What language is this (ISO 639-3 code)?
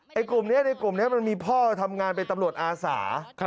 tha